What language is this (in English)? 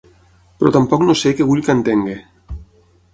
Catalan